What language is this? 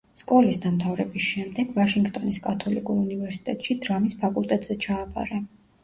Georgian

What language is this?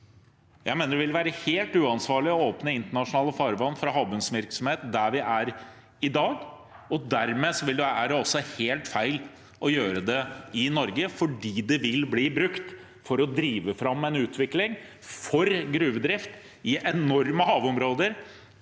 Norwegian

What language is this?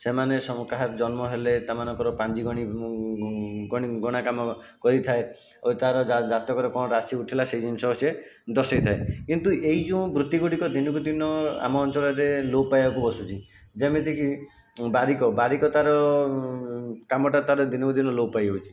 Odia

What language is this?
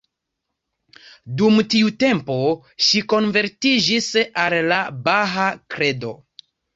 Esperanto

